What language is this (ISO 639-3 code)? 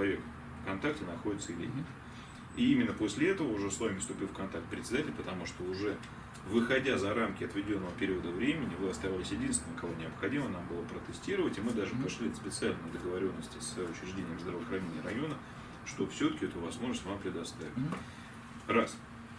rus